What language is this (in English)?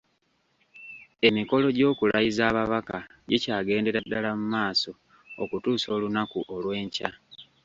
Ganda